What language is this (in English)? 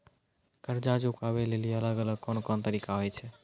Maithili